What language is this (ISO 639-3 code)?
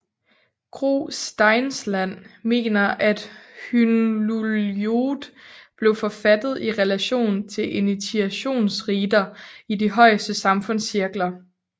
dan